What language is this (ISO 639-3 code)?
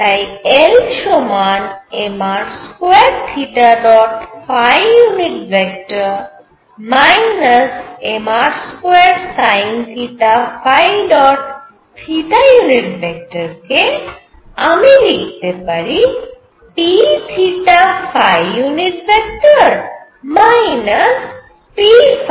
ben